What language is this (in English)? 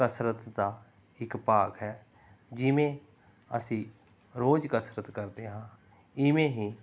Punjabi